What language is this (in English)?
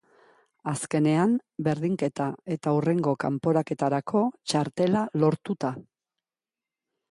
Basque